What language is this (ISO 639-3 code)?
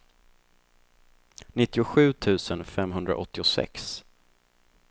swe